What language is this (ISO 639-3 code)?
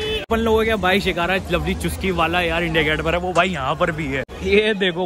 hin